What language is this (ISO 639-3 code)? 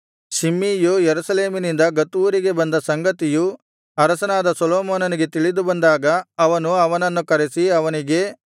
kan